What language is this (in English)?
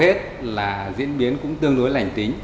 Vietnamese